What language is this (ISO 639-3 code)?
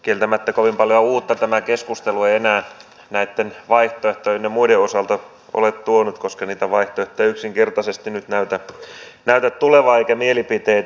fin